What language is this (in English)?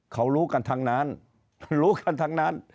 Thai